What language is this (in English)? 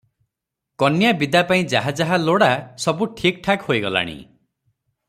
Odia